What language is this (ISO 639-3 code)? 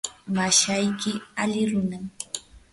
qur